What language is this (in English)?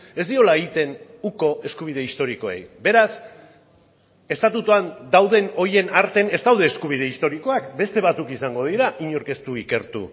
Basque